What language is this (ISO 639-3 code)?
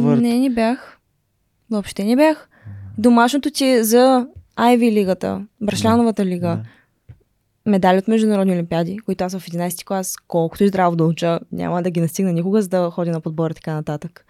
bul